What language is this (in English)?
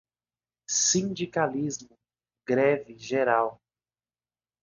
Portuguese